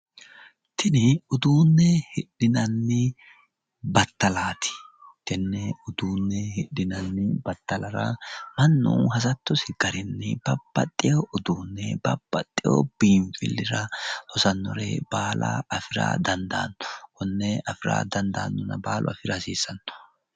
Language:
Sidamo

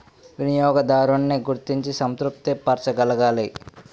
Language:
Telugu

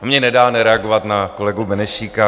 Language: Czech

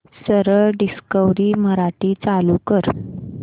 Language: Marathi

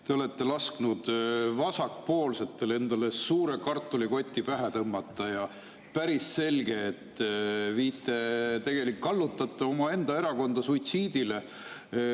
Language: Estonian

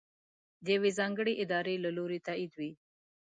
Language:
Pashto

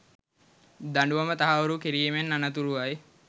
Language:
Sinhala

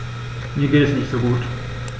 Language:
German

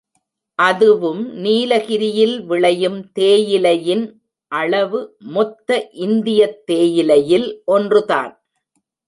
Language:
Tamil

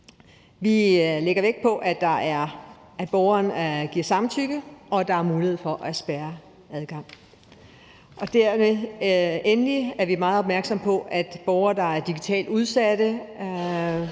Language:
Danish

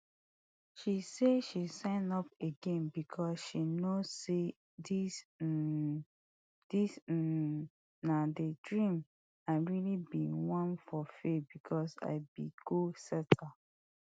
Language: Nigerian Pidgin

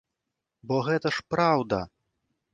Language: Belarusian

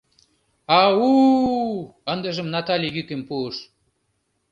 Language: Mari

